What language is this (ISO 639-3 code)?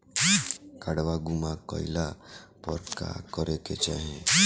bho